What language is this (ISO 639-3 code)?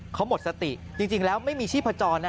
tha